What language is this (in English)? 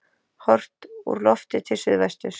Icelandic